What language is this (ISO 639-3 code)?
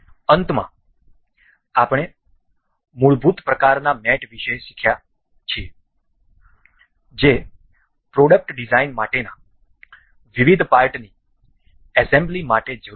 guj